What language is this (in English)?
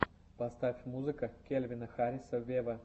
Russian